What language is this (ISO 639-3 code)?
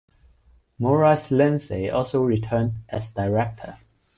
eng